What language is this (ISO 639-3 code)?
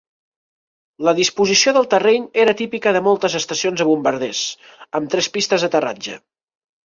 cat